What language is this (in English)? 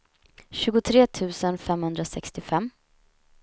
Swedish